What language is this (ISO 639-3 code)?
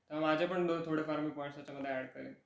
mar